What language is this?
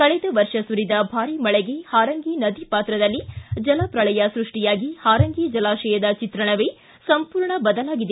Kannada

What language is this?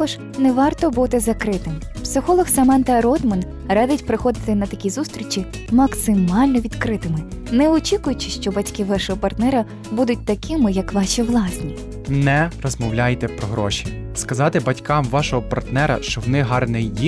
Ukrainian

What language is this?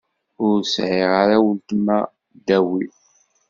Kabyle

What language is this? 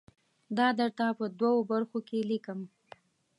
Pashto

